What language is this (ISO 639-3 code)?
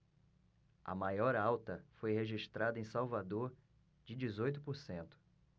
por